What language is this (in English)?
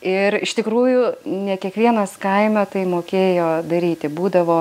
Lithuanian